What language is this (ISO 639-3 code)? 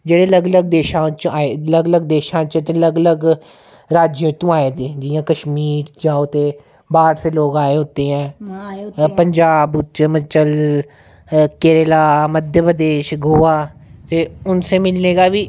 doi